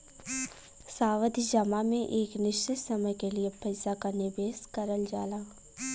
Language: Bhojpuri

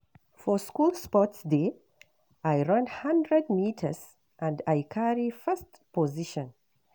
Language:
Nigerian Pidgin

